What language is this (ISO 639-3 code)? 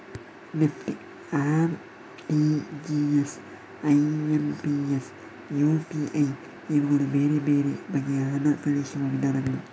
kan